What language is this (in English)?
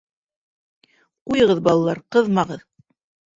Bashkir